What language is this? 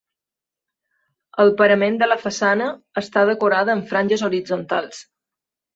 Catalan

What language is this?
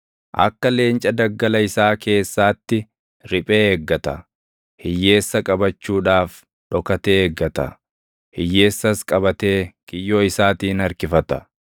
Oromo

